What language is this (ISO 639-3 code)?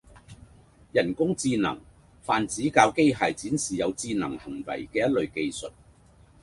yue